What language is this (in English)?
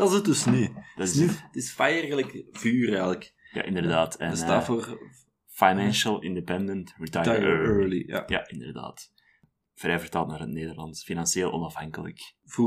Dutch